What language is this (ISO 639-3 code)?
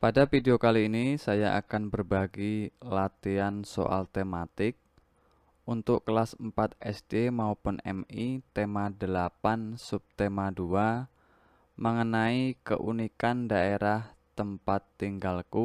ind